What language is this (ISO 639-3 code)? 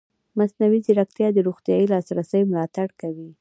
pus